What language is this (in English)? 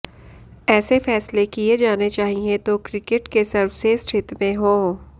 Hindi